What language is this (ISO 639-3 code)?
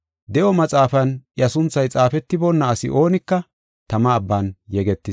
gof